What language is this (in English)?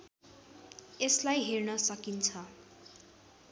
Nepali